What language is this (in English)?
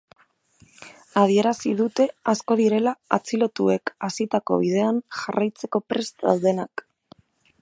Basque